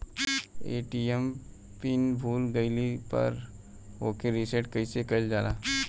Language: Bhojpuri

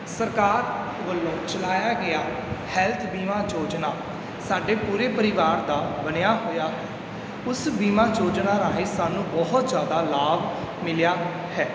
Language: Punjabi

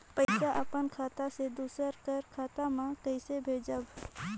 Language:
Chhattisgarhi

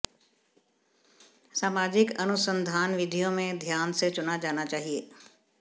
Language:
Hindi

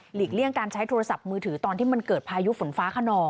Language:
Thai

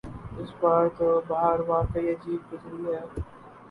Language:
Urdu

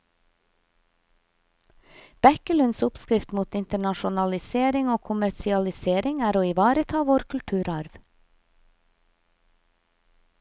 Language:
Norwegian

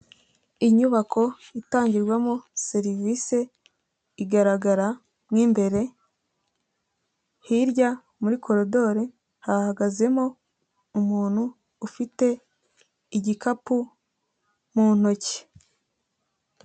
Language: Kinyarwanda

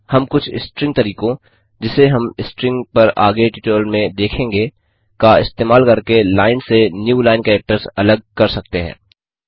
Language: Hindi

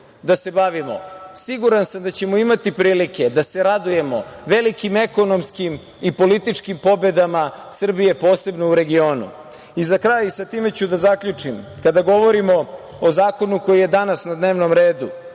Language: Serbian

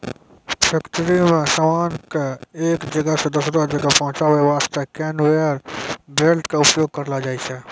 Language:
Maithili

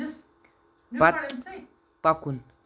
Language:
Kashmiri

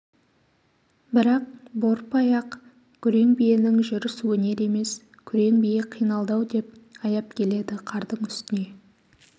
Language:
Kazakh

